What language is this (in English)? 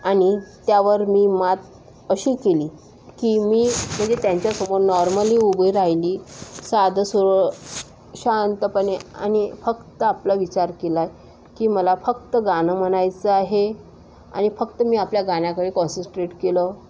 Marathi